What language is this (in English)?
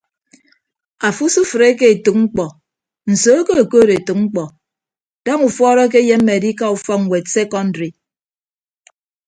Ibibio